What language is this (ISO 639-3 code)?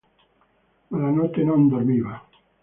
ita